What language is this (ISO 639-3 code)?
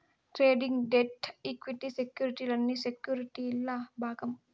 tel